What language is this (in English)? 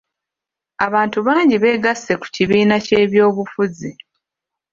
Ganda